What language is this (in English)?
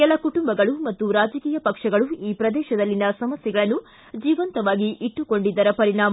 Kannada